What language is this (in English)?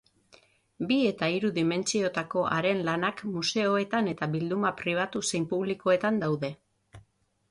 Basque